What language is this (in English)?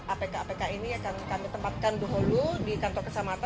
Indonesian